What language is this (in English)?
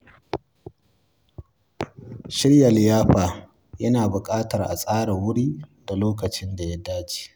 Hausa